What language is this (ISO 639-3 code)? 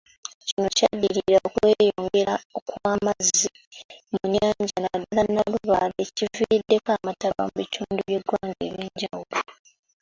lug